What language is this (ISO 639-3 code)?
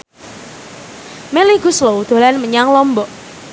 jav